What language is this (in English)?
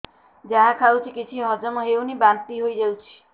Odia